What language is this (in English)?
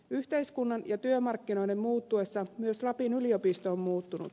Finnish